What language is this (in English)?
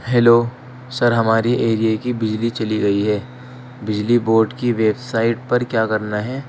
Urdu